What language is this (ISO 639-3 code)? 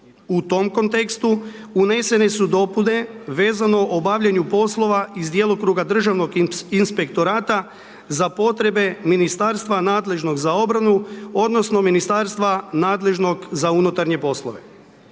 hrv